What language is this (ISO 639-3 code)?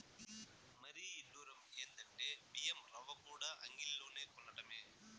tel